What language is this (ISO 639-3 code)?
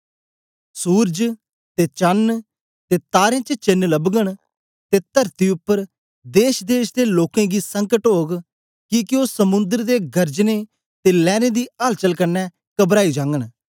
doi